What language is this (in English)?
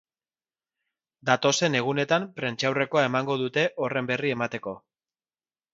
Basque